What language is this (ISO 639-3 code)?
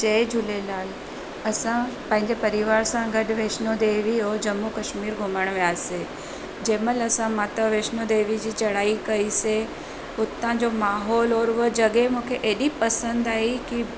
snd